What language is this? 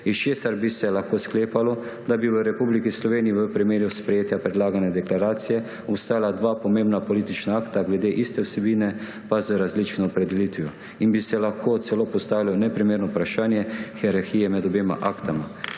Slovenian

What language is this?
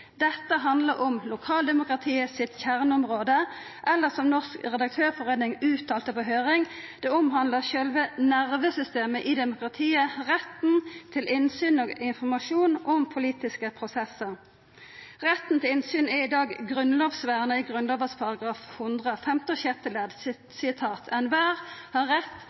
Norwegian Nynorsk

